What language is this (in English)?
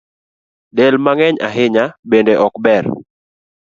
Luo (Kenya and Tanzania)